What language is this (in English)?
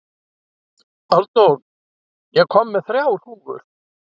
Icelandic